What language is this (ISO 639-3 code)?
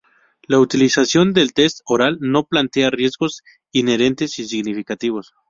spa